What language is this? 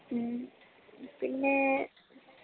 Malayalam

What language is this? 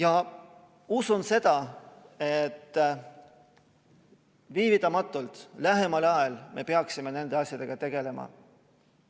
Estonian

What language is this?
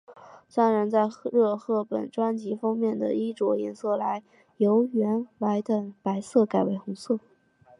Chinese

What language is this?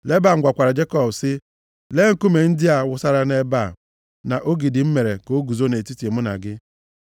Igbo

